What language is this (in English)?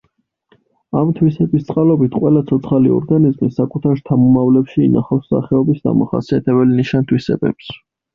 Georgian